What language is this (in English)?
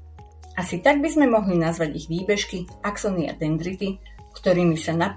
Slovak